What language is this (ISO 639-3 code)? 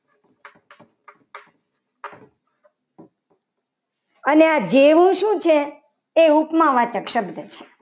guj